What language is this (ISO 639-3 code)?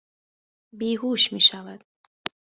fas